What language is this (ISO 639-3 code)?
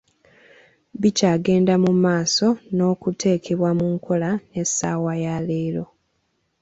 lug